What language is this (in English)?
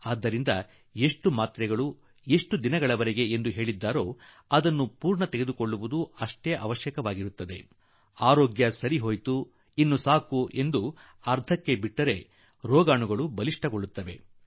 Kannada